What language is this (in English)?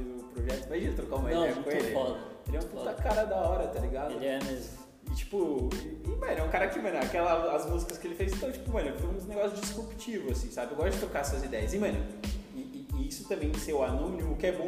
Portuguese